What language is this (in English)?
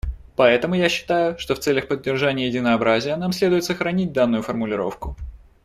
Russian